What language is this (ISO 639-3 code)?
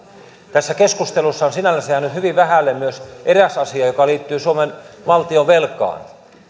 fin